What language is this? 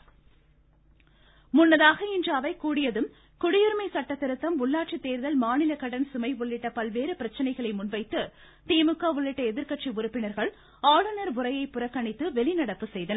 Tamil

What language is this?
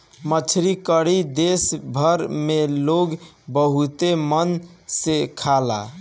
Bhojpuri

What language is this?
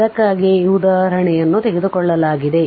Kannada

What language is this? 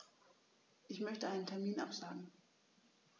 German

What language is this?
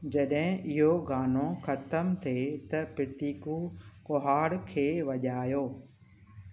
Sindhi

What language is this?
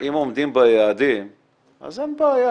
Hebrew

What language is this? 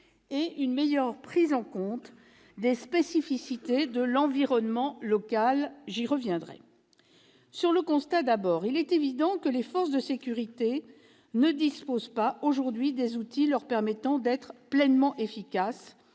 French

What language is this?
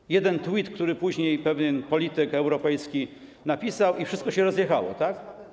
Polish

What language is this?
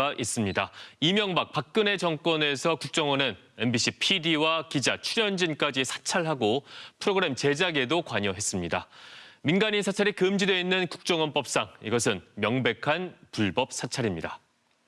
Korean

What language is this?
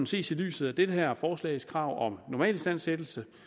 Danish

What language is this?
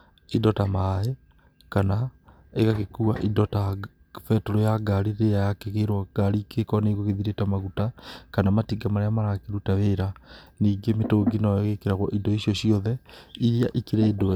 Kikuyu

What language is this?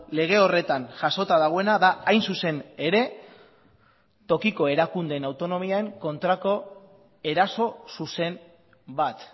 Basque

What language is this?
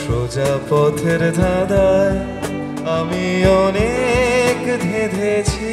Bangla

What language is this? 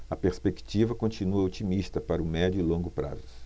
Portuguese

